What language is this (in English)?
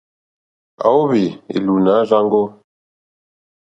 Mokpwe